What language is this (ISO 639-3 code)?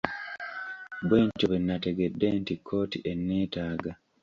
lug